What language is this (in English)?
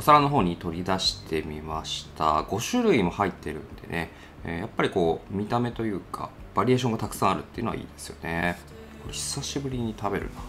Japanese